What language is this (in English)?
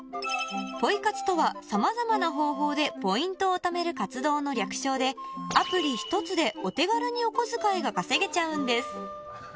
Japanese